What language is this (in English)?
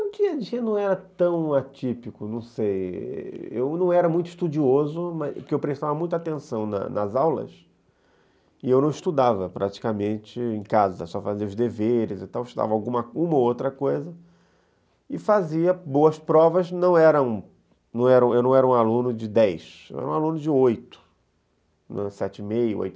Portuguese